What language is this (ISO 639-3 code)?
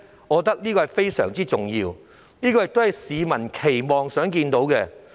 yue